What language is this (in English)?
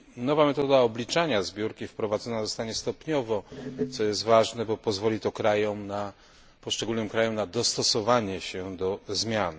Polish